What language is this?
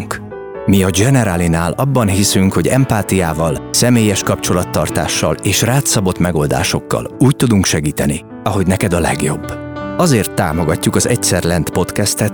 Hungarian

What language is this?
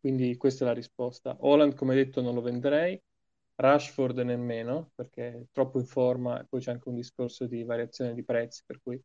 Italian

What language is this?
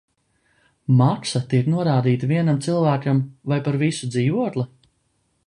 Latvian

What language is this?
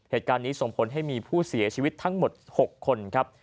Thai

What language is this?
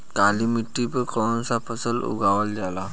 Bhojpuri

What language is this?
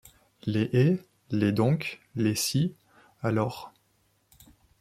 French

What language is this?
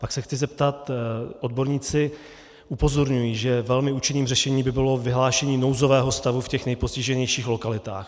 Czech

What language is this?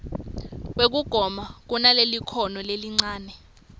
Swati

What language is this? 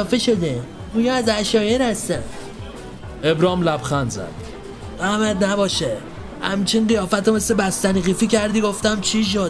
Persian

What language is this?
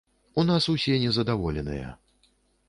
Belarusian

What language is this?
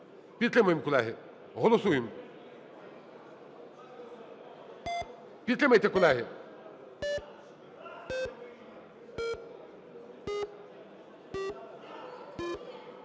Ukrainian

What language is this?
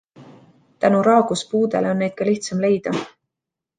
Estonian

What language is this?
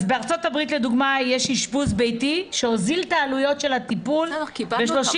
Hebrew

